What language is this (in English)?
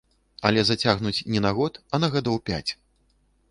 Belarusian